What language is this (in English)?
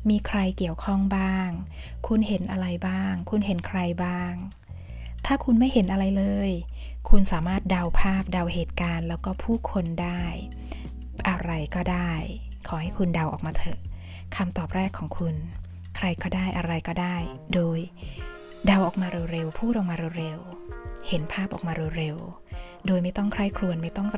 Thai